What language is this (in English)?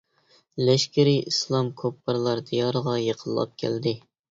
Uyghur